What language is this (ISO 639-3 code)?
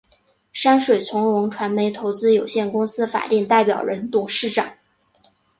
zho